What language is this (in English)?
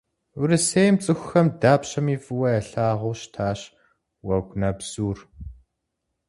Kabardian